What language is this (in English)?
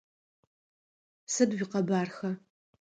Adyghe